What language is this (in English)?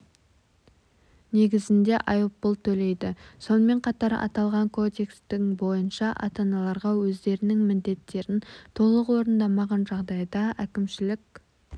Kazakh